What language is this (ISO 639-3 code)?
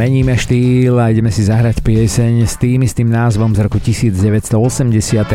slk